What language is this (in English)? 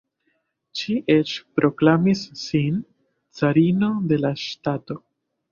Esperanto